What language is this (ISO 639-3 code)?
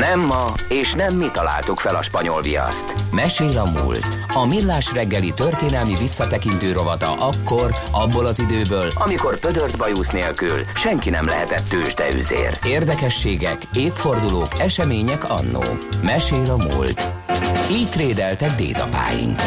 hun